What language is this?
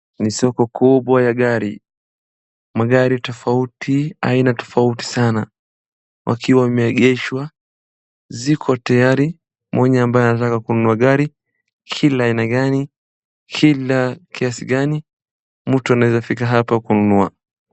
Swahili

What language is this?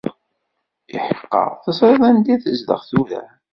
Kabyle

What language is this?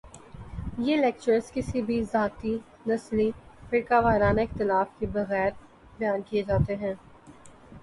Urdu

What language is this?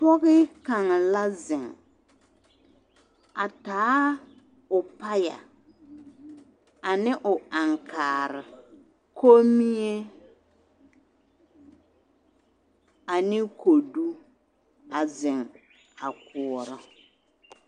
Southern Dagaare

